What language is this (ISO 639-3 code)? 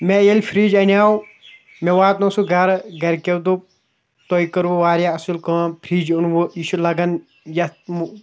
kas